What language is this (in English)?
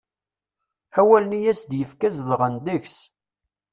Kabyle